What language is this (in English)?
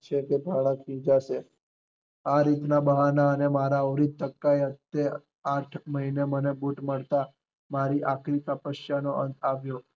Gujarati